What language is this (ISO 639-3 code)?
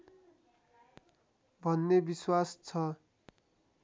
nep